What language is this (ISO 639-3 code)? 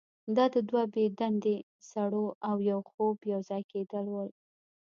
pus